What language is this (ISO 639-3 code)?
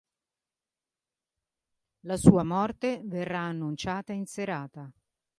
ita